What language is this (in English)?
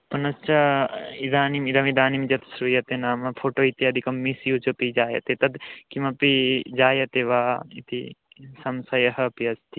Sanskrit